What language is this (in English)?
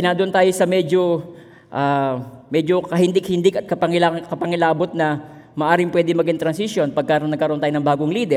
Filipino